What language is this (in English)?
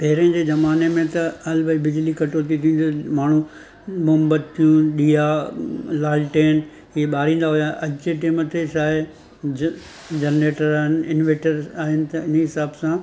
Sindhi